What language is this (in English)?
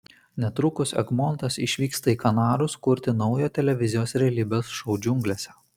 Lithuanian